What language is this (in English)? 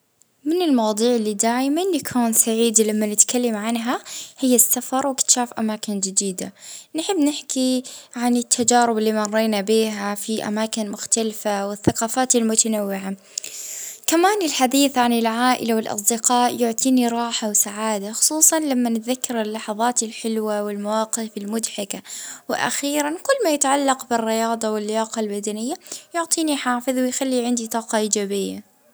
Libyan Arabic